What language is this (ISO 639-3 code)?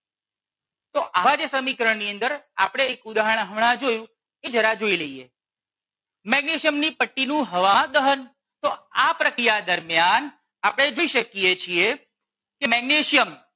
guj